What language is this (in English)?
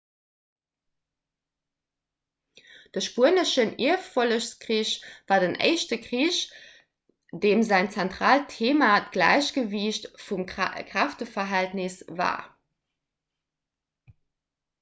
Luxembourgish